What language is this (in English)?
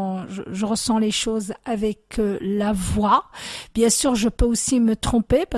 French